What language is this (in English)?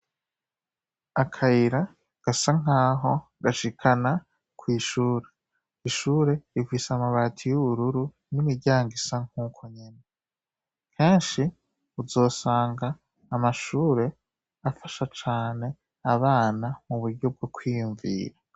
Rundi